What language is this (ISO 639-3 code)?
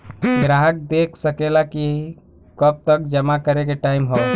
bho